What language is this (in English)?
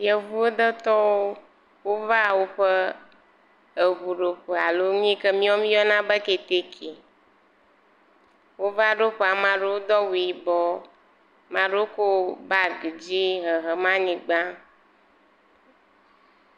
Ewe